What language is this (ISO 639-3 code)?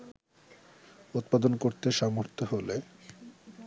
ben